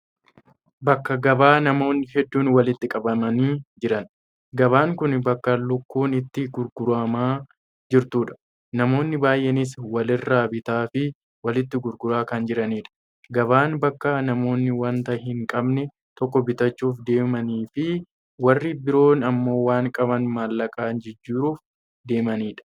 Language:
Oromo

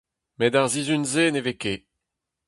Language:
Breton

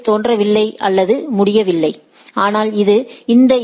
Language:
Tamil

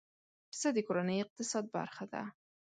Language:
Pashto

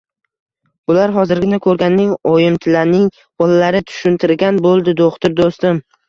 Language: Uzbek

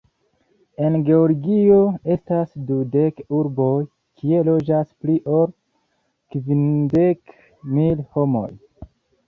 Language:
Esperanto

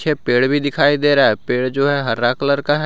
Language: Hindi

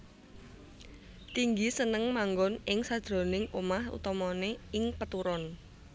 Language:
Javanese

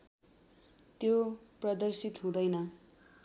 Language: Nepali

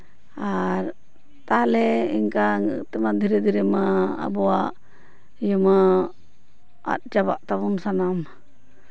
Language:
Santali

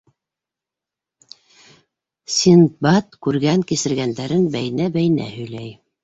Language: Bashkir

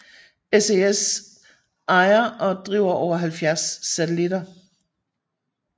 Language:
Danish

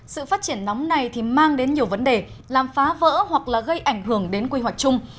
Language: Vietnamese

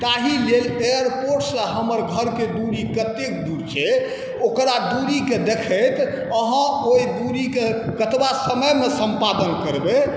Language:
Maithili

